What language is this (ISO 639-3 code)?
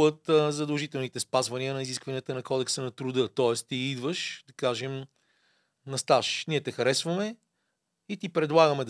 bul